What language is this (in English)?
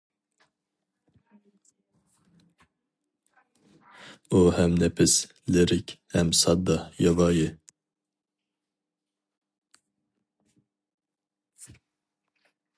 Uyghur